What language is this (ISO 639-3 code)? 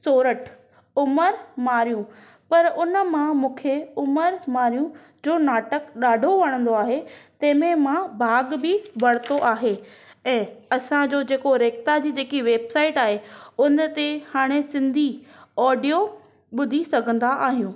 snd